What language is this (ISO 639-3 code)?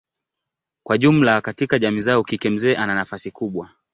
swa